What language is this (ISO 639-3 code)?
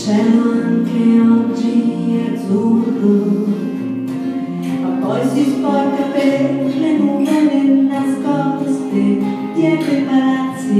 por